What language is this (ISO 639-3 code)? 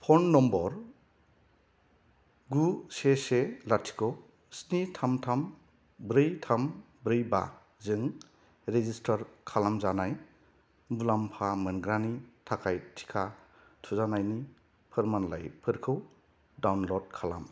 brx